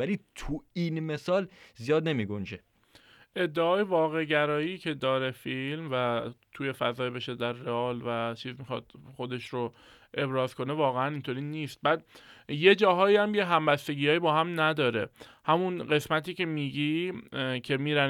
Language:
Persian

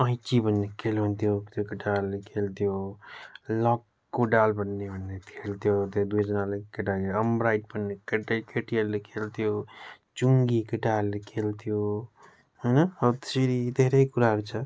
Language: Nepali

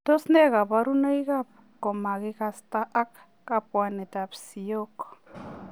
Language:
Kalenjin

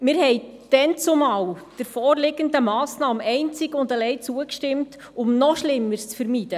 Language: Swiss German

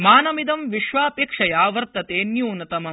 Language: Sanskrit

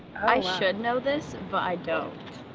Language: English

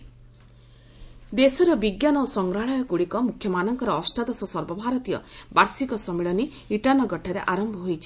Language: Odia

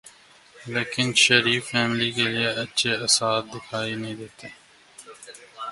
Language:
Urdu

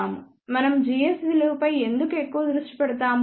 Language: Telugu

